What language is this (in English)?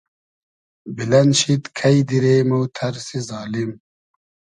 Hazaragi